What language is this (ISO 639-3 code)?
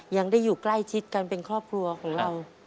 tha